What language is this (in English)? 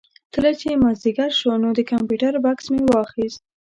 Pashto